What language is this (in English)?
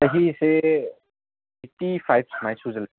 Manipuri